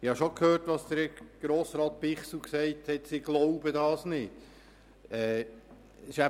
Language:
Swiss German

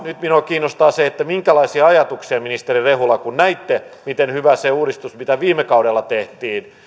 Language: Finnish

